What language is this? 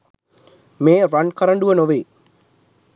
Sinhala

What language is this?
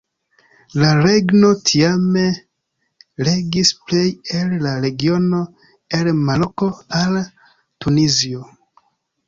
Esperanto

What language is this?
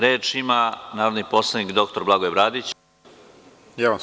Serbian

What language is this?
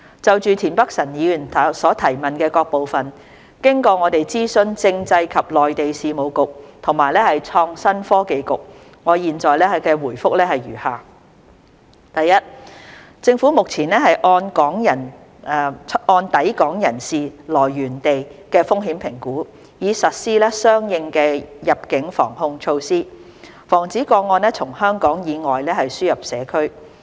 Cantonese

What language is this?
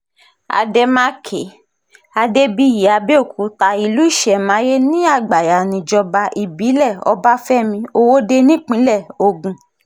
Yoruba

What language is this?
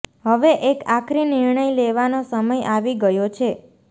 Gujarati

